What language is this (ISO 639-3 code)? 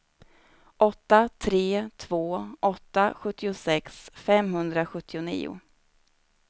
swe